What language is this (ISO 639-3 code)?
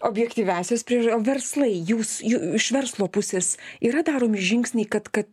lit